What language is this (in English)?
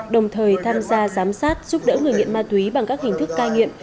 Vietnamese